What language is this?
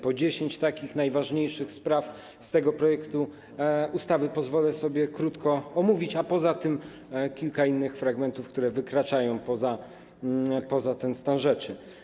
Polish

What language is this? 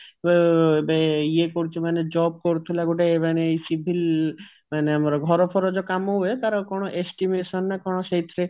Odia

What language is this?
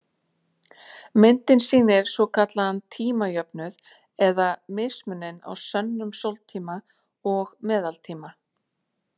Icelandic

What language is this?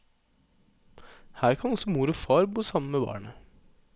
Norwegian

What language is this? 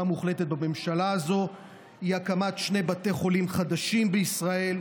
Hebrew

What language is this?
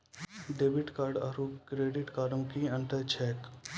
Maithili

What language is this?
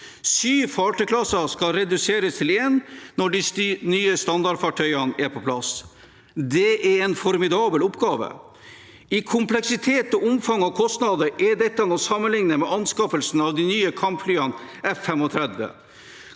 Norwegian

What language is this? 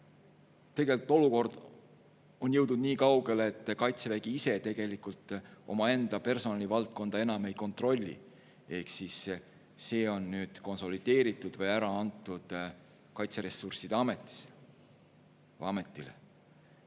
Estonian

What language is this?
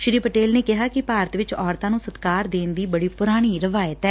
Punjabi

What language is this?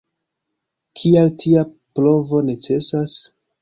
Esperanto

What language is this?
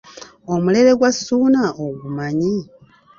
Ganda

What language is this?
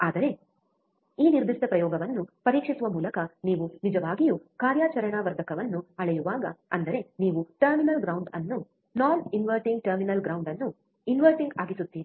Kannada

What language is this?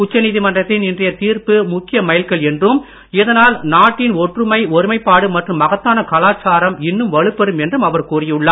Tamil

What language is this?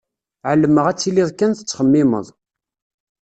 Kabyle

